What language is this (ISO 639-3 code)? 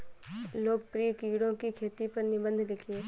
hin